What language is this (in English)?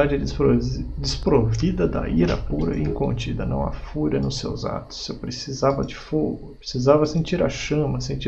Portuguese